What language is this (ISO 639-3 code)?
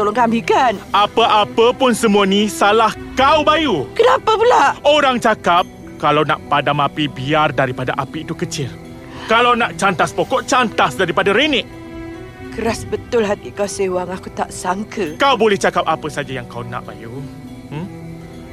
msa